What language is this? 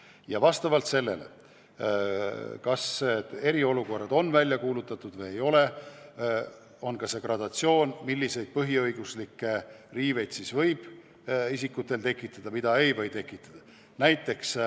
Estonian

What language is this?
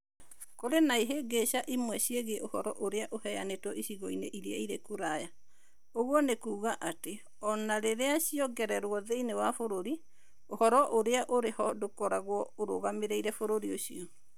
Kikuyu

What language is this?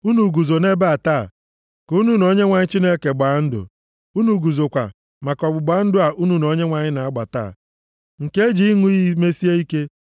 Igbo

